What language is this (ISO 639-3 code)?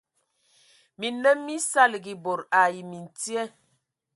ewo